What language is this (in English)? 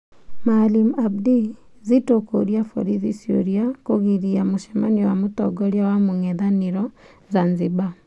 Kikuyu